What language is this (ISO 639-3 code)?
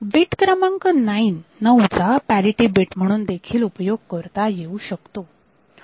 mar